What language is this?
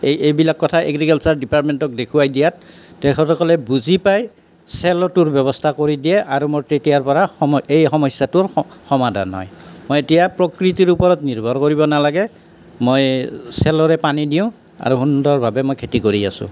Assamese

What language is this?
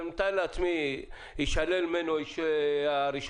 Hebrew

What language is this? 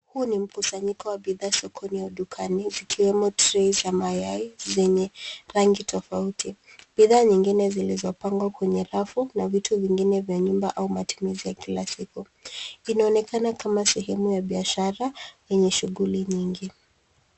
Swahili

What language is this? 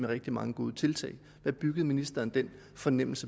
Danish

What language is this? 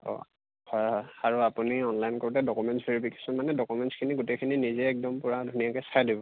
Assamese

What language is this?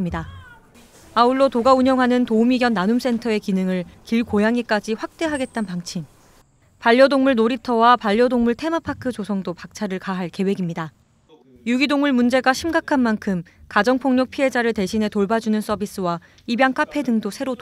Korean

